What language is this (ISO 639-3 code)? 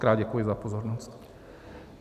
ces